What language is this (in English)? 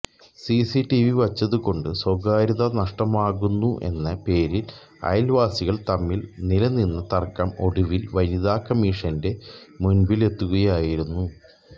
Malayalam